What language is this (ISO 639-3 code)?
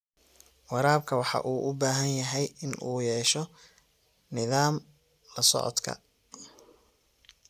som